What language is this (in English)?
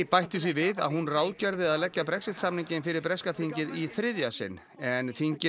Icelandic